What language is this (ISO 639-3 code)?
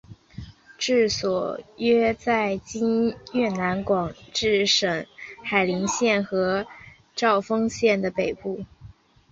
zho